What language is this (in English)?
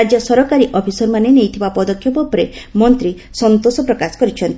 Odia